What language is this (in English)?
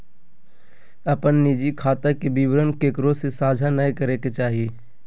Magahi